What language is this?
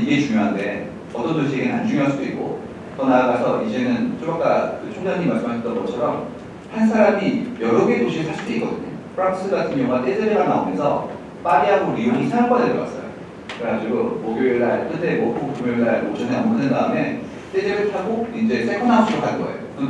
Korean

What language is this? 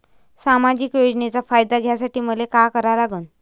Marathi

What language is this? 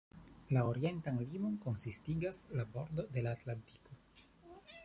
Esperanto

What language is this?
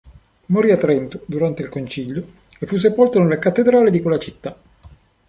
Italian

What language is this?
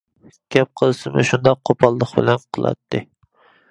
Uyghur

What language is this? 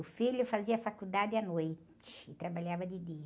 Portuguese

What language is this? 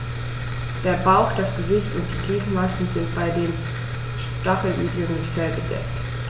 German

